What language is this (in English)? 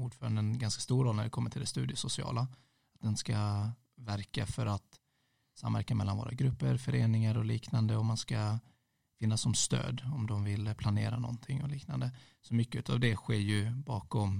Swedish